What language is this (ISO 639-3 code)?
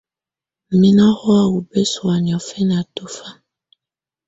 tvu